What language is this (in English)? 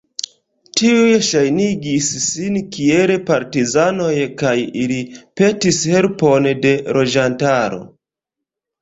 Esperanto